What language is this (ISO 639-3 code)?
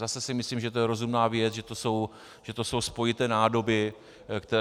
ces